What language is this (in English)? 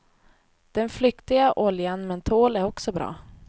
Swedish